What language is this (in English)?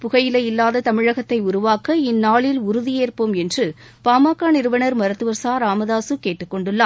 Tamil